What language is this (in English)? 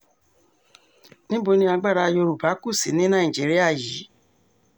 Yoruba